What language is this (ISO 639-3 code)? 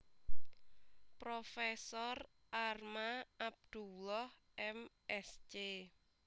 jav